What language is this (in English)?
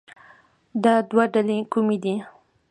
Pashto